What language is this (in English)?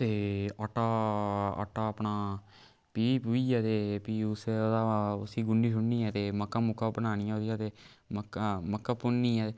Dogri